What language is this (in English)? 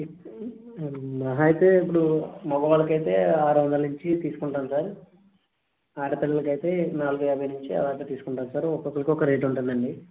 Telugu